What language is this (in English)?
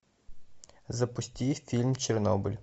Russian